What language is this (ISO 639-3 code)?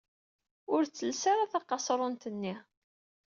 kab